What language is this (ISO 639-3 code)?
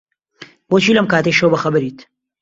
ckb